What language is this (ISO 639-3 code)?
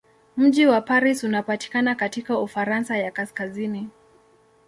swa